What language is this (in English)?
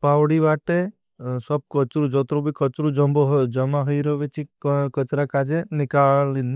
Bhili